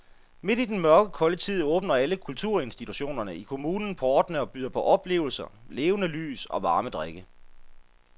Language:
Danish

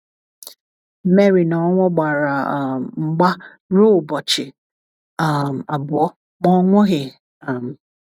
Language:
Igbo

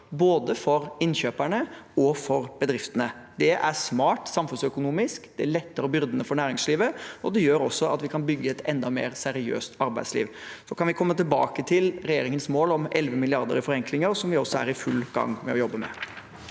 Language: Norwegian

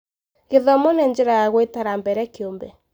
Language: Kikuyu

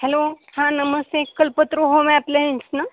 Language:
Marathi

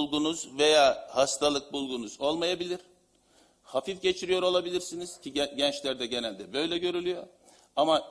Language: Turkish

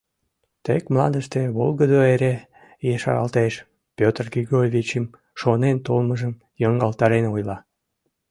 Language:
Mari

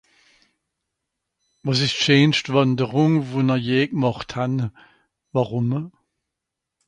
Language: Swiss German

